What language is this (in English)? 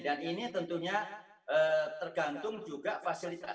Indonesian